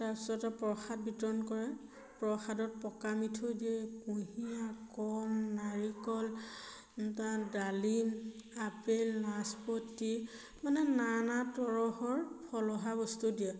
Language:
Assamese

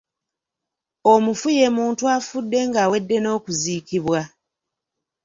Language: Ganda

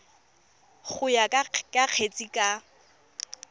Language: Tswana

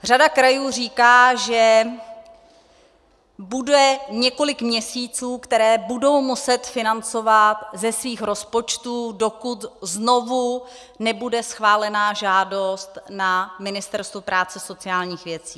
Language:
Czech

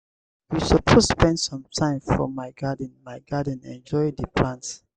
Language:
Nigerian Pidgin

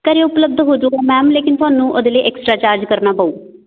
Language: Punjabi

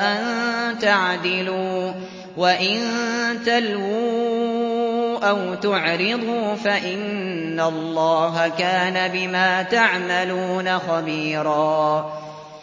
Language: Arabic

